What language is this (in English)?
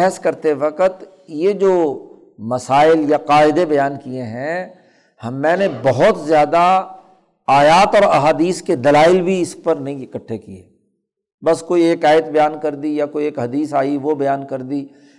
Urdu